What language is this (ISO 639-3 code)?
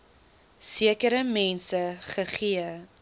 afr